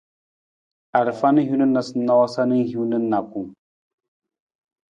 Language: Nawdm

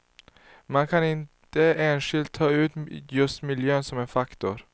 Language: Swedish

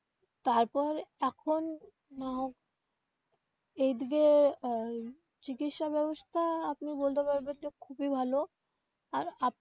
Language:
Bangla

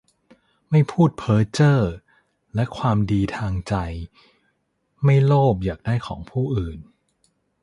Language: Thai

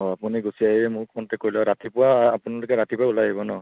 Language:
Assamese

